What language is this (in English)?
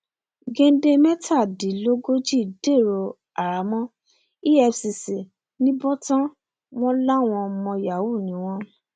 Yoruba